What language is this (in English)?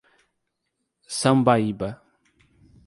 Portuguese